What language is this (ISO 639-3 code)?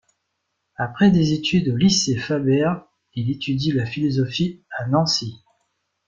fra